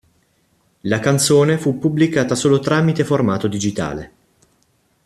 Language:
Italian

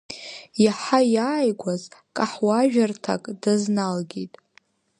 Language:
Abkhazian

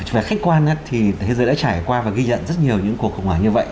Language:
Vietnamese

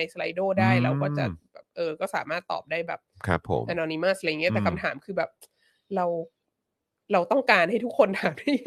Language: Thai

